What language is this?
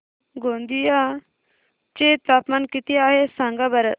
Marathi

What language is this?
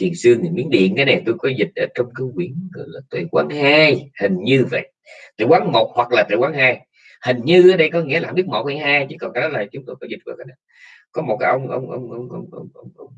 Vietnamese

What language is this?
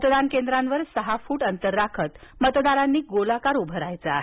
Marathi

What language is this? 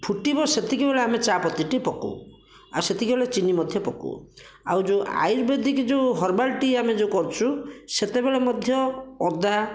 Odia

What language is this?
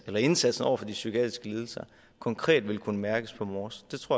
Danish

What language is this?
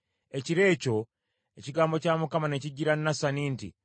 Ganda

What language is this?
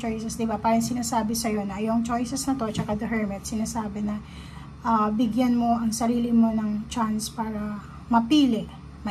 Filipino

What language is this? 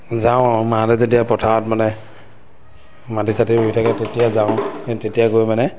Assamese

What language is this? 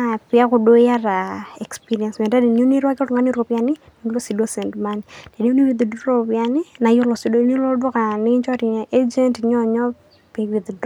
Masai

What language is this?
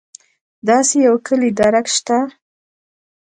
Pashto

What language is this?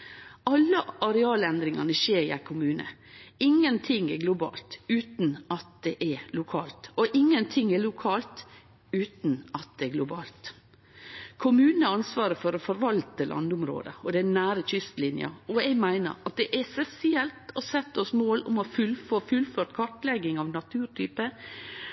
Norwegian Nynorsk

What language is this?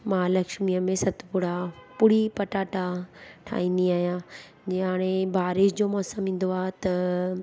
Sindhi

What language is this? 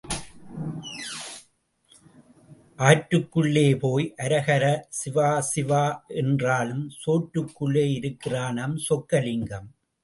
Tamil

